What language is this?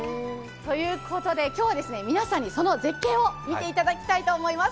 Japanese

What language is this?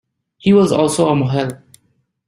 English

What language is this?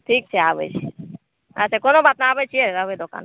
Maithili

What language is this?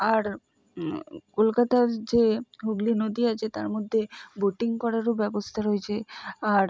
Bangla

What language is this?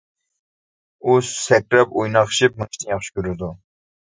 Uyghur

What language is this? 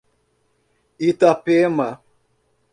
Portuguese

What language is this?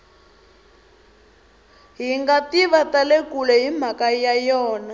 Tsonga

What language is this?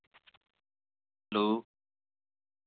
Dogri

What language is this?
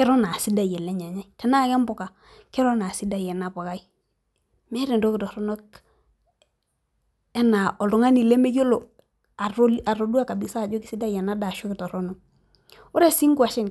Masai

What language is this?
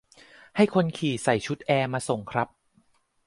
Thai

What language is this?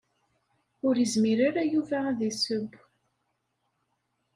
Kabyle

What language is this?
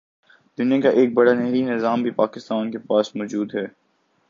Urdu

